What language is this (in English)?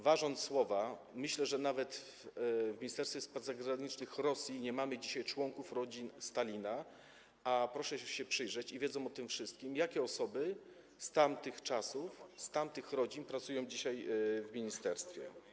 Polish